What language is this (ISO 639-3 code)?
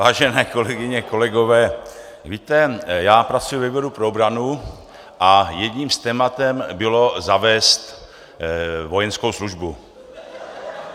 ces